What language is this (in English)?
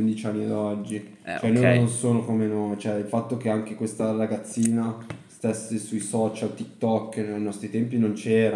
Italian